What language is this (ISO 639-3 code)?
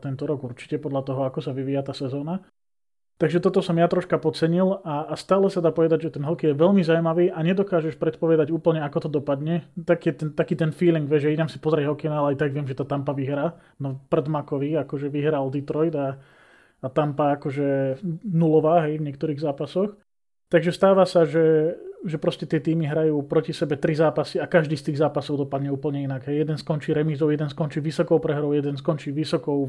slk